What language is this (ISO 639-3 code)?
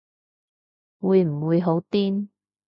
yue